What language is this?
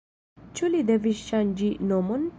Esperanto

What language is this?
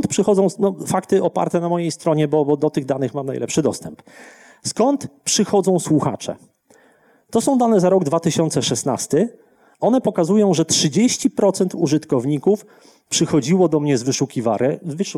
Polish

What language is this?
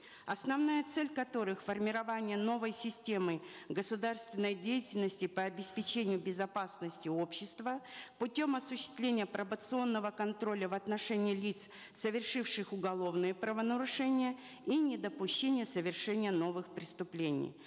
Kazakh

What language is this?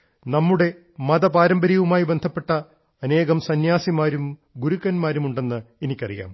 Malayalam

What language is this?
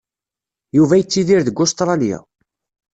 Kabyle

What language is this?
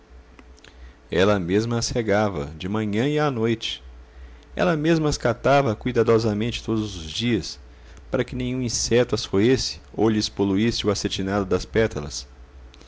Portuguese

